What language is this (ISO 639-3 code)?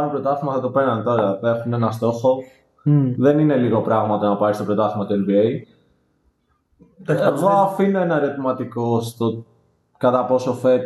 ell